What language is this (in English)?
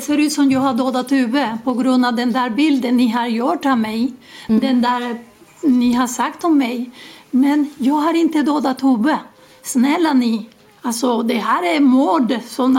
Swedish